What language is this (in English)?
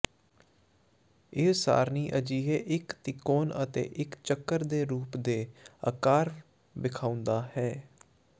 Punjabi